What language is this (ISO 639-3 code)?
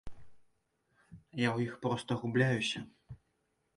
bel